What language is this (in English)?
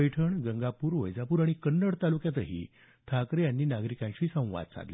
Marathi